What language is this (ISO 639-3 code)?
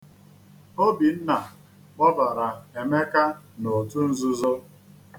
ibo